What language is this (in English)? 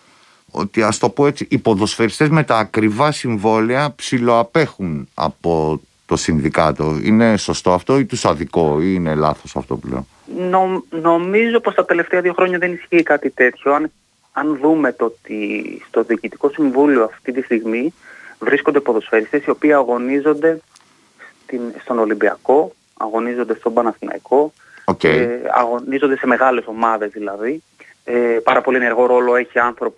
Greek